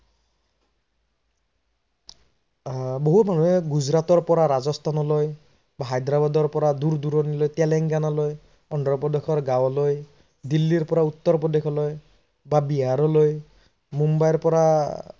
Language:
Assamese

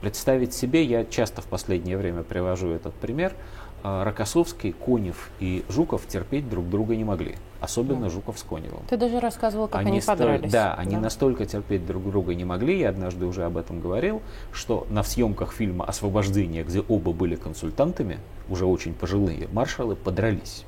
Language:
Russian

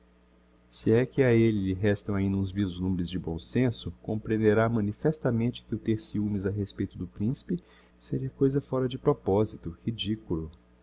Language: Portuguese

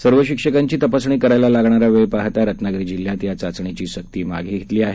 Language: Marathi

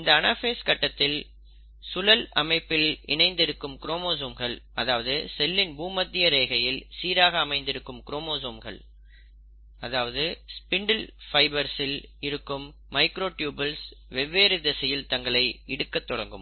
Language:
Tamil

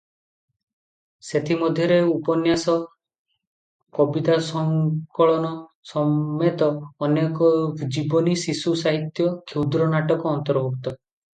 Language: Odia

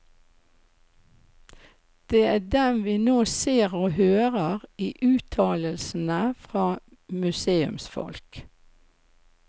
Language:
Norwegian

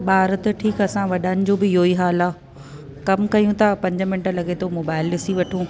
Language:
Sindhi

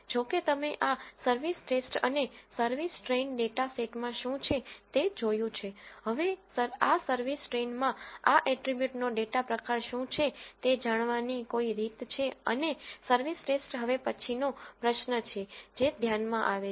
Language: Gujarati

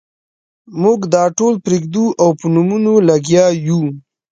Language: Pashto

